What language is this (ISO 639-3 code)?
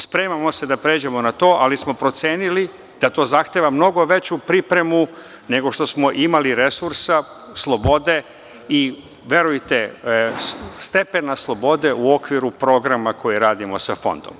srp